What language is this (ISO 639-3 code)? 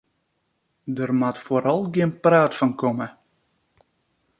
fry